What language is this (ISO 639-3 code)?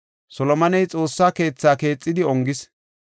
gof